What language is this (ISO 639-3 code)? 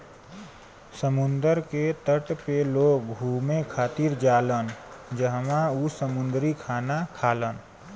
bho